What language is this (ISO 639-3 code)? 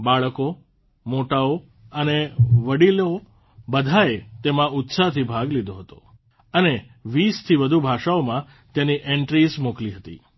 guj